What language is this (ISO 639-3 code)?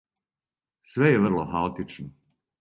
srp